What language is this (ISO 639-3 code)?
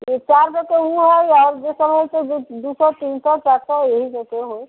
mai